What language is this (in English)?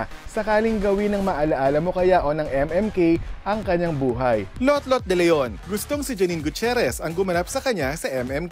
Filipino